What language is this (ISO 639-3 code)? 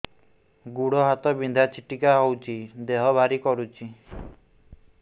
ori